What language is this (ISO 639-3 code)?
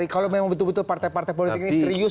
ind